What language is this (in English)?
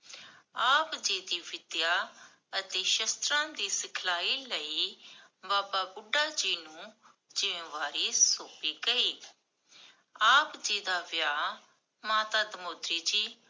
Punjabi